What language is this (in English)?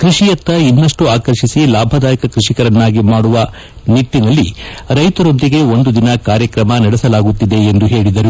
Kannada